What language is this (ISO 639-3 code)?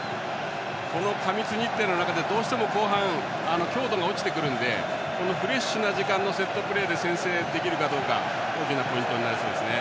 jpn